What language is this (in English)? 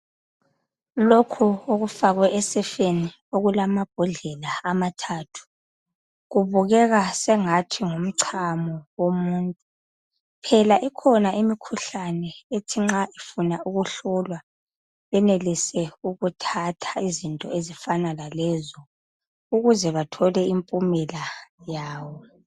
North Ndebele